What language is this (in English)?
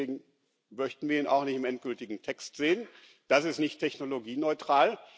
German